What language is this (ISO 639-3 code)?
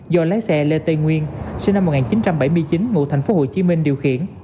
vie